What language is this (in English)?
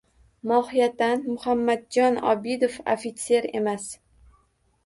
Uzbek